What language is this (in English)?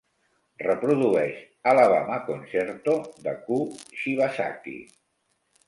Catalan